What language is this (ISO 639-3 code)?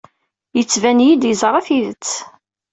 kab